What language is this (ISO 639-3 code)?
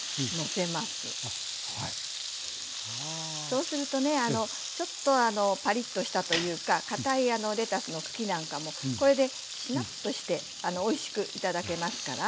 jpn